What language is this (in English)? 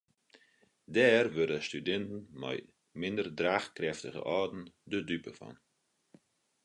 Western Frisian